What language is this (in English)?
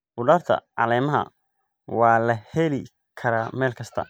Somali